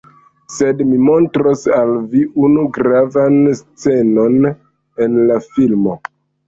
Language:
Esperanto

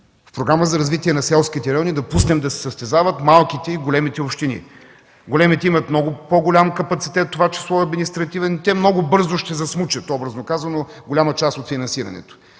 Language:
Bulgarian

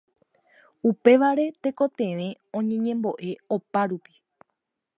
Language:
Guarani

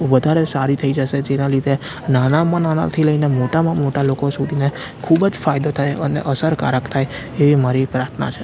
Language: Gujarati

